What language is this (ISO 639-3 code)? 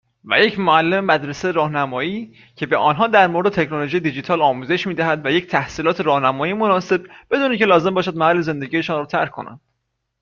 fas